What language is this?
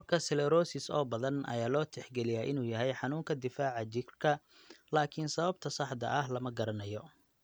Somali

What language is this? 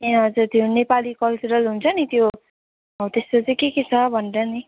Nepali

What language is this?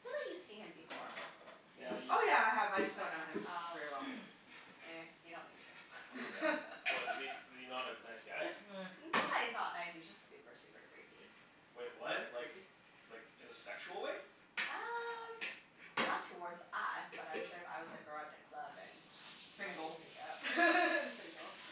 English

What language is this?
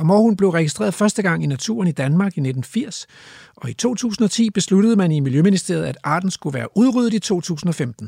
Danish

